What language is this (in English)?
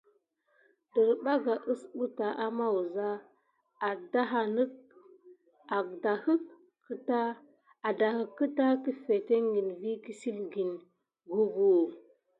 Gidar